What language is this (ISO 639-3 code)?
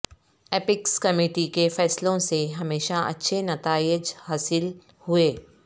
urd